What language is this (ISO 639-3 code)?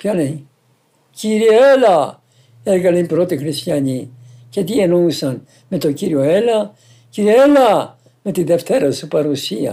ell